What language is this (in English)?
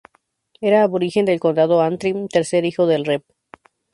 Spanish